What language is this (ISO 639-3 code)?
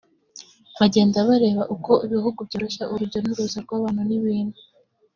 kin